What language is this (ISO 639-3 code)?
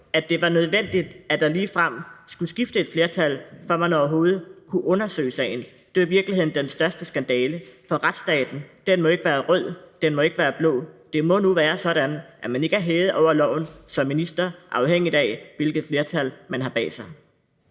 dan